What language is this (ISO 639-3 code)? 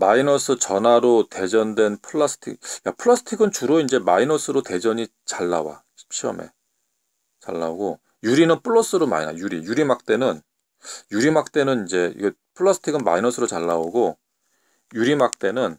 kor